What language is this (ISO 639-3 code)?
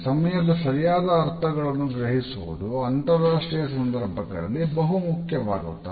kan